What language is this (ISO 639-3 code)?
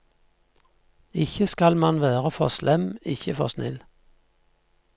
nor